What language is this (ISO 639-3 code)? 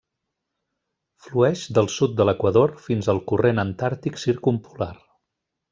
cat